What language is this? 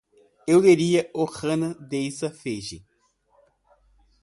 Portuguese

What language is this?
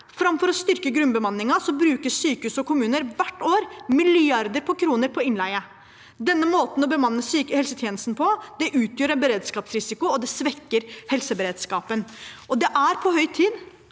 Norwegian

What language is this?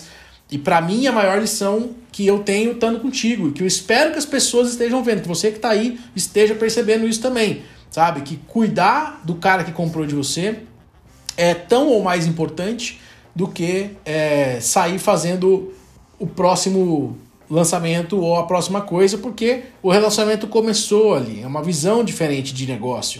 Portuguese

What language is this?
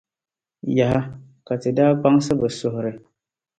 Dagbani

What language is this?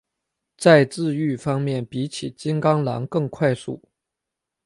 Chinese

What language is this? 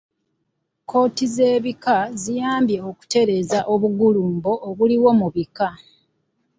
Ganda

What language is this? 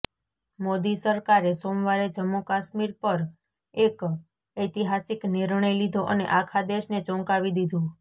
Gujarati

